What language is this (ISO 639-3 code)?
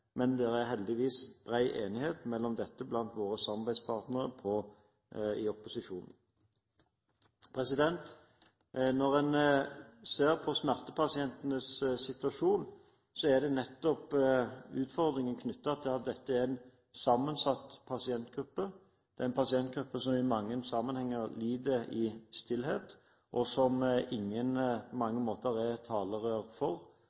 nob